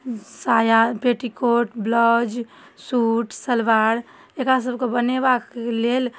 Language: Maithili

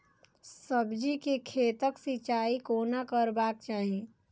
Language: Maithili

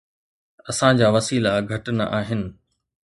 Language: Sindhi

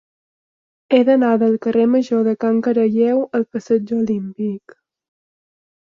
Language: Catalan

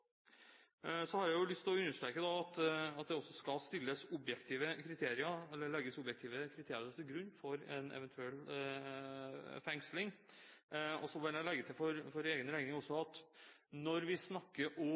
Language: Norwegian Bokmål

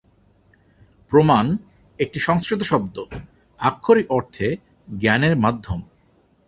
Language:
Bangla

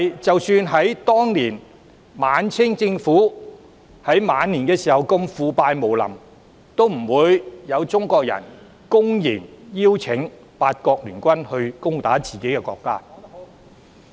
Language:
Cantonese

